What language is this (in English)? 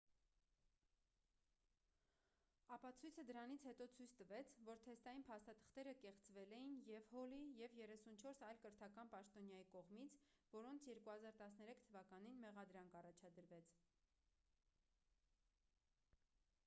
Armenian